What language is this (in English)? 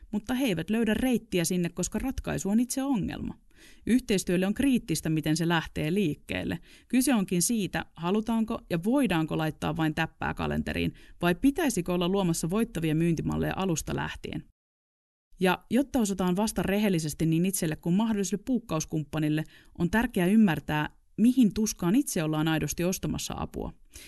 Finnish